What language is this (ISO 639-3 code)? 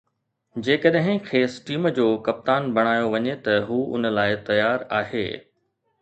snd